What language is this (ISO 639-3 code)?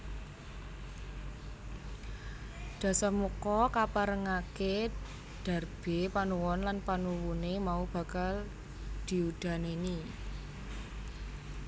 jav